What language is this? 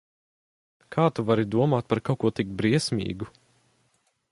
Latvian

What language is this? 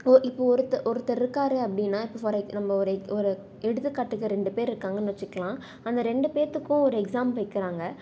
Tamil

